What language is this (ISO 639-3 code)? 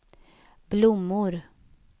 swe